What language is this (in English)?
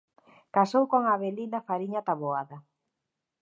Galician